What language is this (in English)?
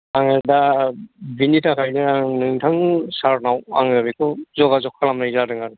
Bodo